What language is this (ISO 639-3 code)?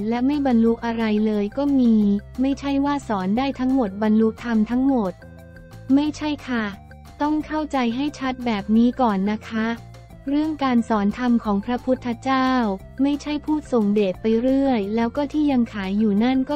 tha